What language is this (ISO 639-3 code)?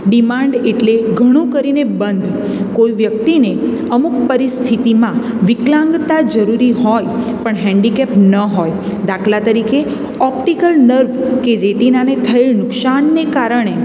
guj